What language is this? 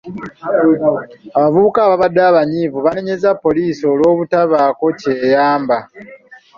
Ganda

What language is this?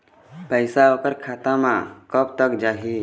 Chhattisgarhi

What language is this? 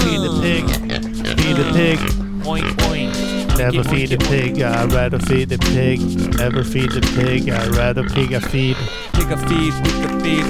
Swedish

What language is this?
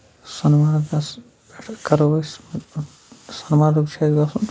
Kashmiri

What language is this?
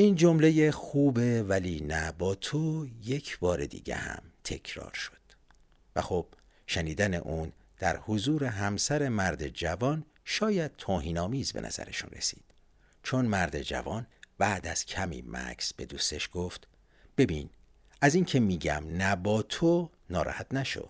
Persian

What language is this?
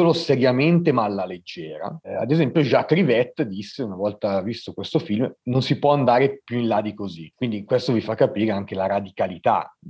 Italian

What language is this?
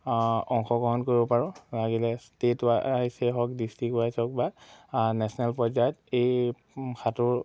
Assamese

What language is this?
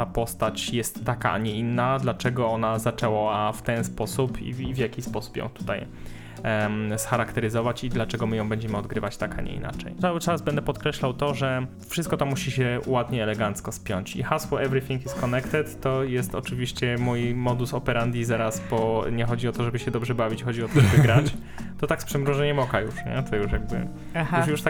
Polish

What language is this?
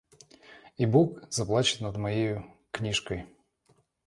Russian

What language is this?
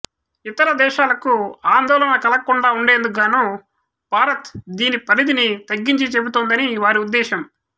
Telugu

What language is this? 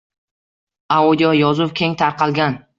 Uzbek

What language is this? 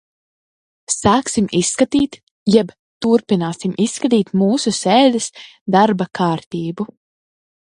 Latvian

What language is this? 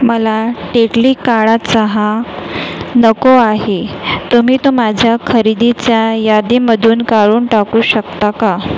Marathi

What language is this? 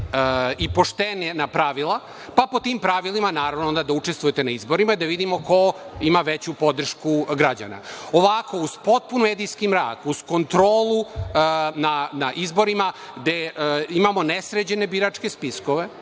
Serbian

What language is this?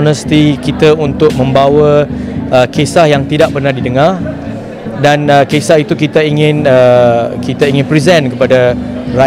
Malay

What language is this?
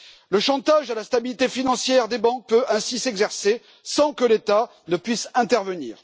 French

